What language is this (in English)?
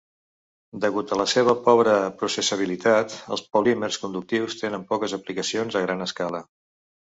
Catalan